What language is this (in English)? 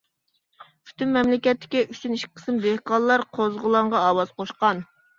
Uyghur